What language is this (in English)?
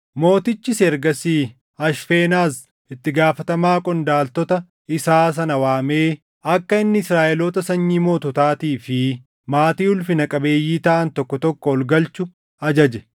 Oromo